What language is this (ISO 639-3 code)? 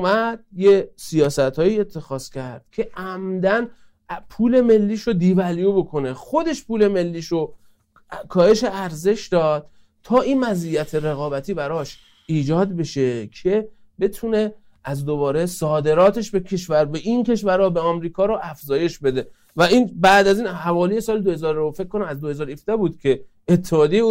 fas